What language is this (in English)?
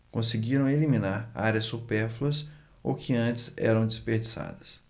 Portuguese